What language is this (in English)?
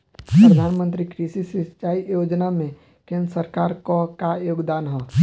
Bhojpuri